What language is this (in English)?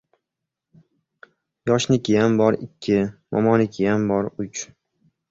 Uzbek